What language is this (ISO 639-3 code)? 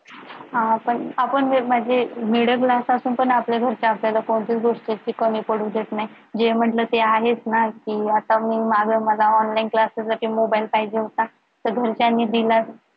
mar